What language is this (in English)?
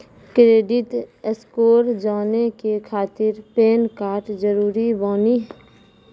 Maithili